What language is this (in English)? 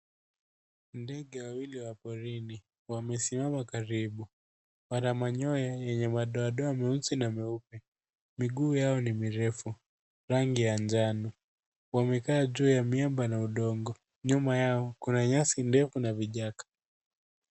Swahili